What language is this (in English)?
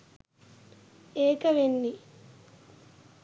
Sinhala